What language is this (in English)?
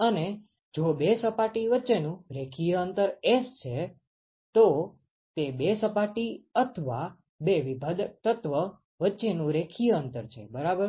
Gujarati